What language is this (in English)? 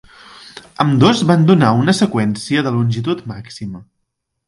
Catalan